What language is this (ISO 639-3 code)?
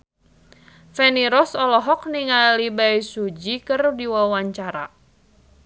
sun